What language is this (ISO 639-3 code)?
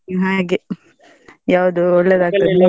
kan